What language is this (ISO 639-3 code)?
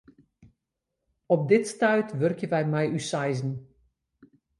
fry